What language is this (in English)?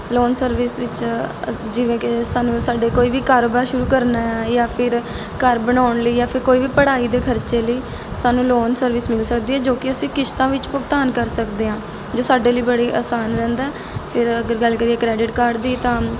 Punjabi